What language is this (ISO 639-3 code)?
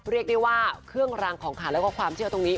tha